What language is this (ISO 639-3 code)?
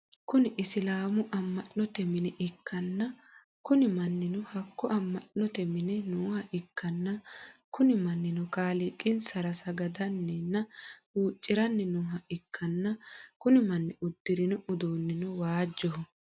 sid